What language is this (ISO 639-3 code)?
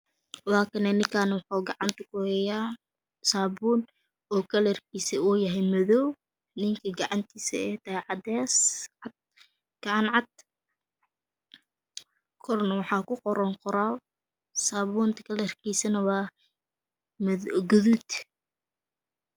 som